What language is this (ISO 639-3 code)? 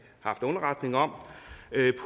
dan